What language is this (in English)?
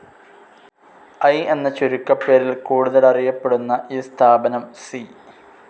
Malayalam